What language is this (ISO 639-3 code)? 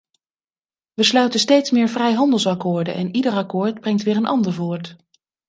nld